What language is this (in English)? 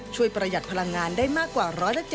Thai